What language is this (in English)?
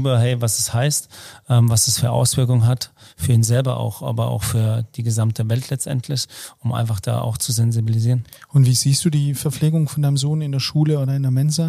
German